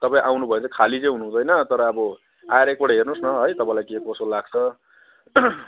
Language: Nepali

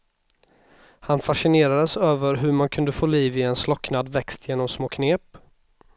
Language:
Swedish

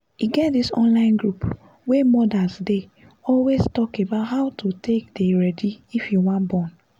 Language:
Nigerian Pidgin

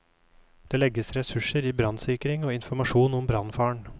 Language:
Norwegian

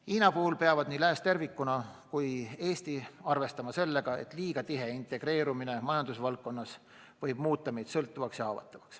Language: Estonian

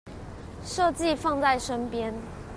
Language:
Chinese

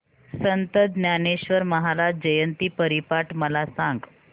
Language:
Marathi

